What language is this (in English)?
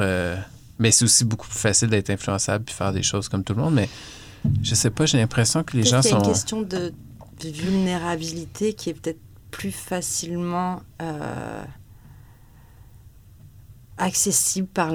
French